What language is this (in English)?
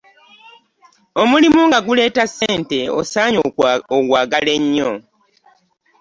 Ganda